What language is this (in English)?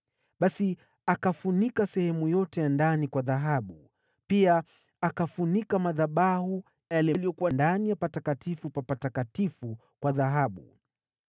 Swahili